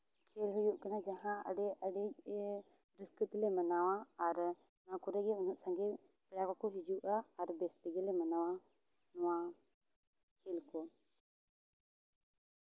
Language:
Santali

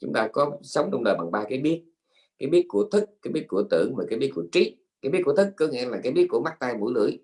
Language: Vietnamese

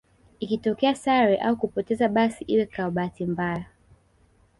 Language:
Swahili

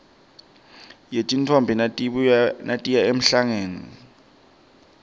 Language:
Swati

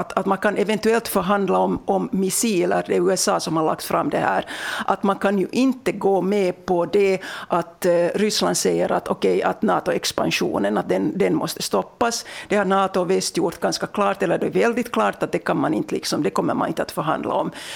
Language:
Swedish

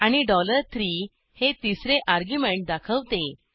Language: Marathi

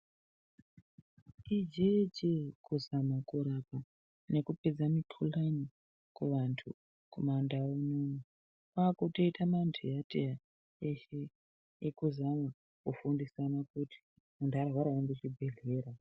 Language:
Ndau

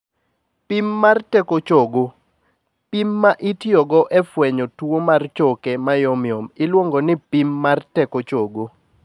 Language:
Luo (Kenya and Tanzania)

